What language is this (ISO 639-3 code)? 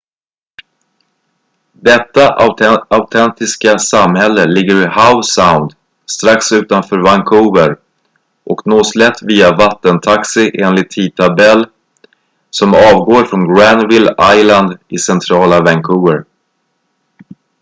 swe